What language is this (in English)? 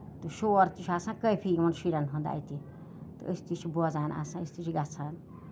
Kashmiri